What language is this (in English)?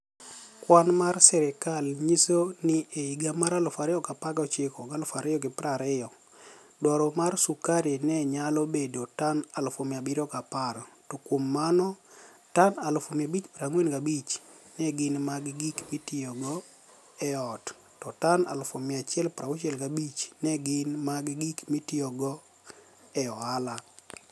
Luo (Kenya and Tanzania)